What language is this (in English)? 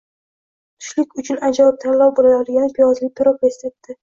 Uzbek